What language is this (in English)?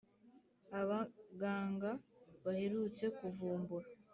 Kinyarwanda